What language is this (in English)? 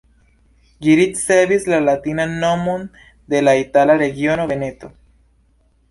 Esperanto